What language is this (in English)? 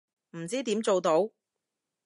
Cantonese